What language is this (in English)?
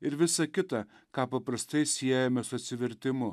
Lithuanian